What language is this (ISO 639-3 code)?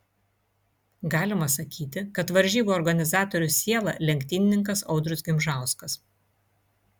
lit